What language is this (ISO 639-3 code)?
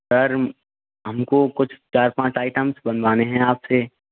hin